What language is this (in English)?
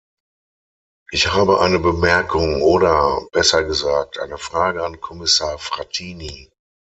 German